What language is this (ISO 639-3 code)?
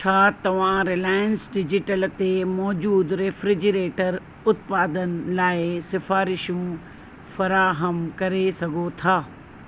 snd